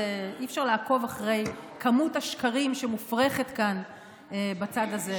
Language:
Hebrew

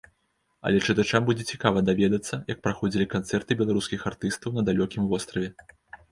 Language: Belarusian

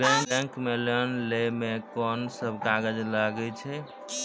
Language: Maithili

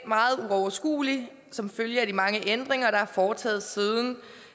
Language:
Danish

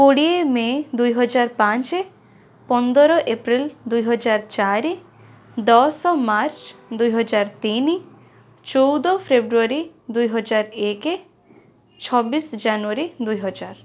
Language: Odia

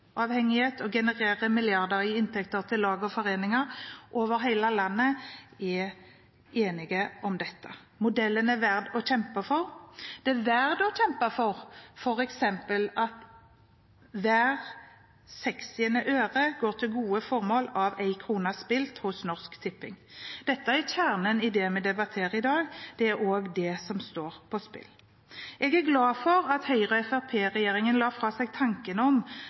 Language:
Norwegian Bokmål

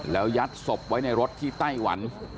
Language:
Thai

